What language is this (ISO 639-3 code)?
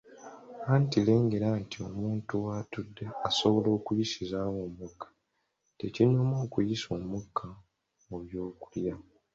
lug